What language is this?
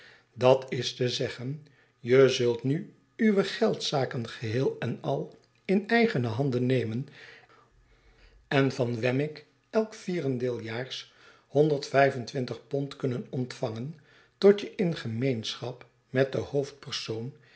Dutch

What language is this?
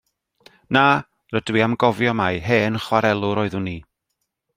Welsh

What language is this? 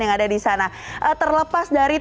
Indonesian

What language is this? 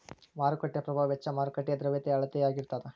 Kannada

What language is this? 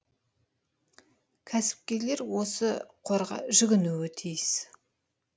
Kazakh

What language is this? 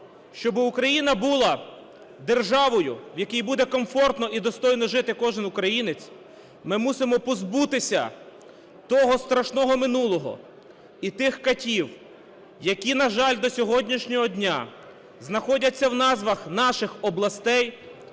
Ukrainian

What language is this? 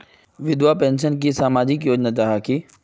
Magahi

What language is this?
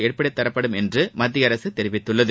Tamil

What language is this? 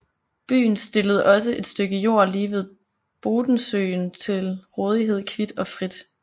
Danish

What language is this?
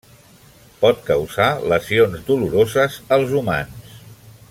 Catalan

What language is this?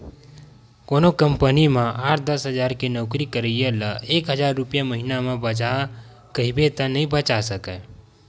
Chhattisgarhi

